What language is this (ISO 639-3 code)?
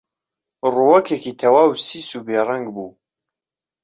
ckb